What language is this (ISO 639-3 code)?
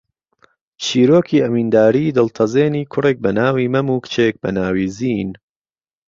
ckb